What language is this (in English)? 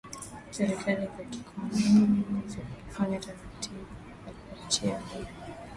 Swahili